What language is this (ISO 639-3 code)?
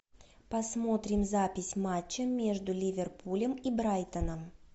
rus